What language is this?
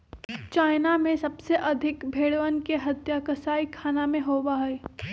Magahi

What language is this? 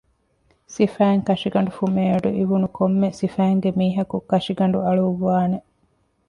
Divehi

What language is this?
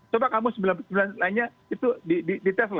Indonesian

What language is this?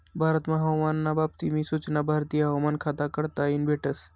Marathi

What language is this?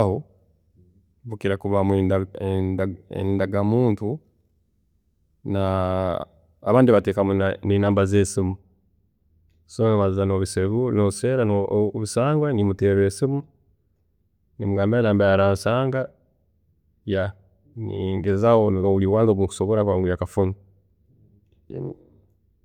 Tooro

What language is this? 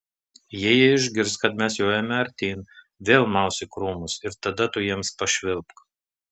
Lithuanian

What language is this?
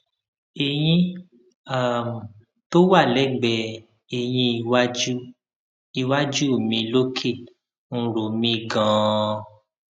Yoruba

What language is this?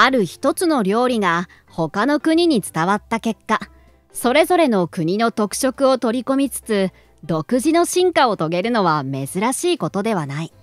Japanese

